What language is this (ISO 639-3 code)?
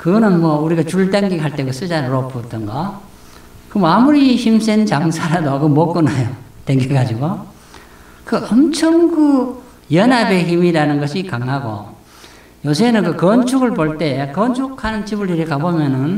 kor